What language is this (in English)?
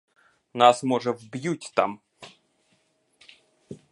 Ukrainian